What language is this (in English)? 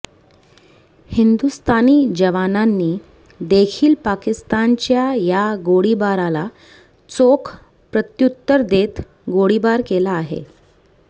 Marathi